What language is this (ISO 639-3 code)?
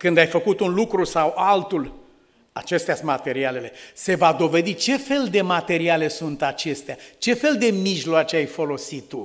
ron